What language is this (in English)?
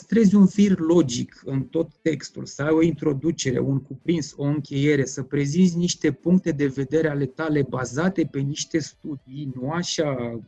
Romanian